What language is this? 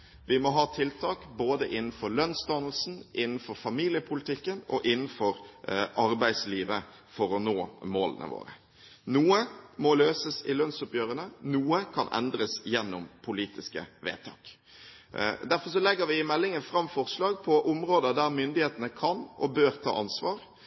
Norwegian Bokmål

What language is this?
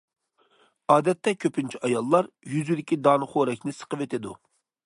Uyghur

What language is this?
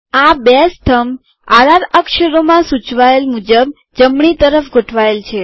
Gujarati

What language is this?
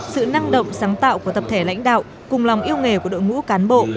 Vietnamese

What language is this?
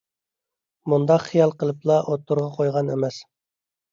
Uyghur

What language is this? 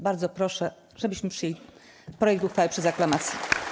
Polish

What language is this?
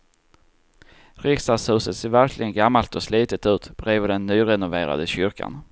Swedish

